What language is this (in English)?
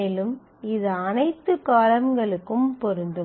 Tamil